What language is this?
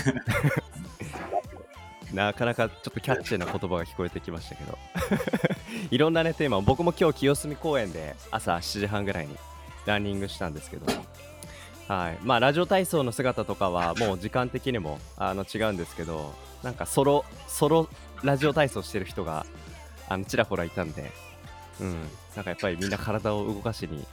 Japanese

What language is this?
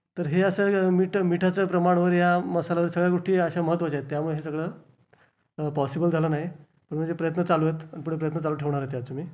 Marathi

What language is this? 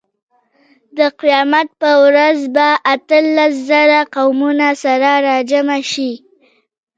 Pashto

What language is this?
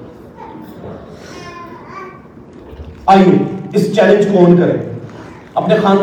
Urdu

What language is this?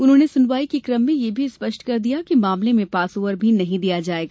Hindi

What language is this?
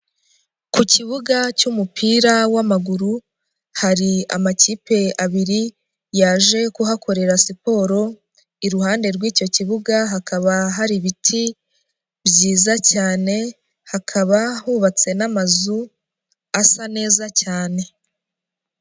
Kinyarwanda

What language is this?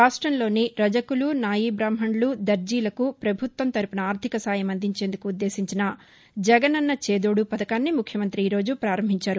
Telugu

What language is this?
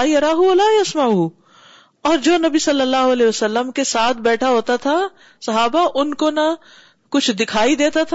Urdu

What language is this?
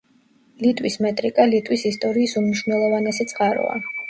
Georgian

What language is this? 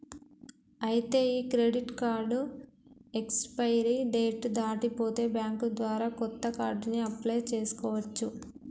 Telugu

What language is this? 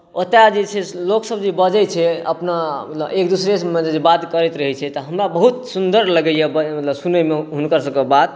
Maithili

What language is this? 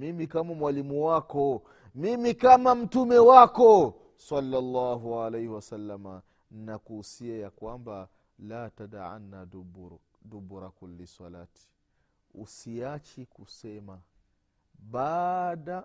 Swahili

